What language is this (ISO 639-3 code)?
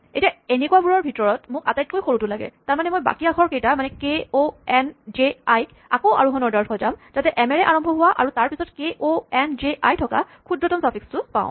asm